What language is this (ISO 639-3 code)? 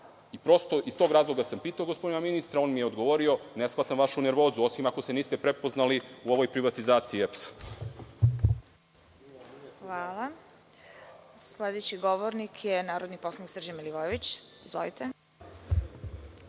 srp